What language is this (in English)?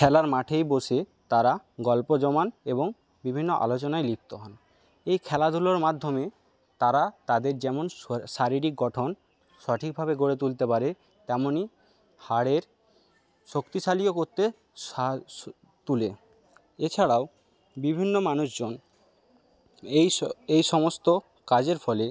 Bangla